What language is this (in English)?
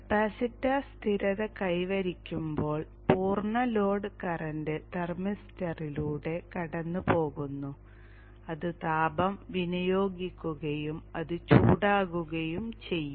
Malayalam